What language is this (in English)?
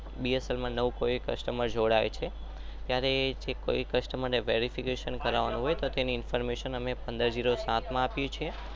Gujarati